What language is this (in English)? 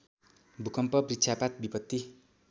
Nepali